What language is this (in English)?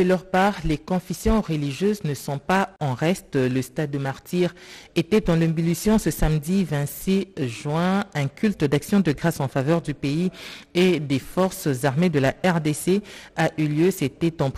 French